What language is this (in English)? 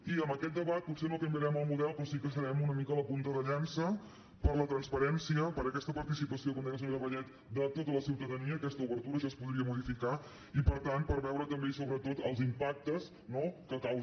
Catalan